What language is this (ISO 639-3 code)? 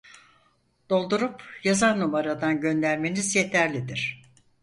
tur